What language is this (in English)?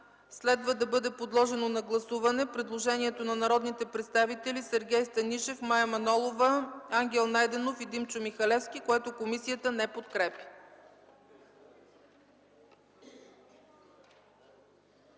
Bulgarian